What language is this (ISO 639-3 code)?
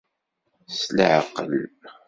kab